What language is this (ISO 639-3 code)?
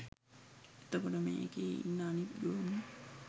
sin